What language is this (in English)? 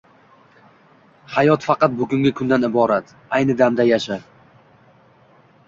Uzbek